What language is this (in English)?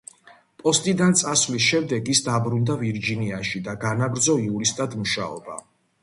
Georgian